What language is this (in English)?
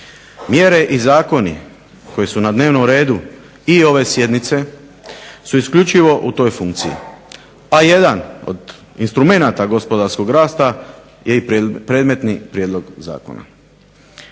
Croatian